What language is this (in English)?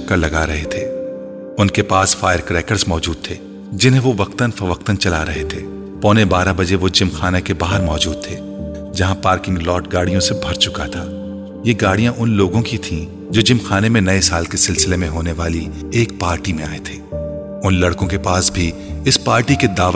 Urdu